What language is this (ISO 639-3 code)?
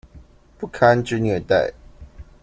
zho